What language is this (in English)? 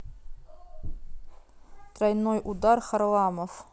Russian